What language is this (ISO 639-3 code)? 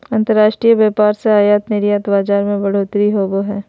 mag